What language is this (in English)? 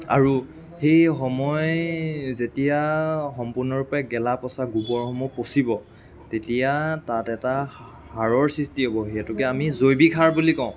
Assamese